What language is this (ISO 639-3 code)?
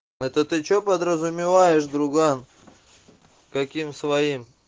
rus